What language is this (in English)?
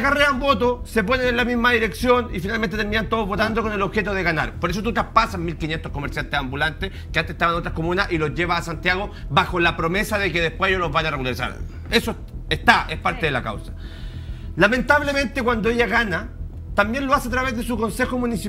Spanish